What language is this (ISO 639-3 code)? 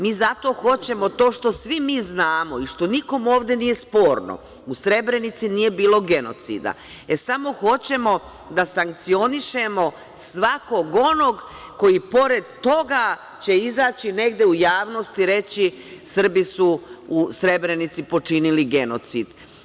srp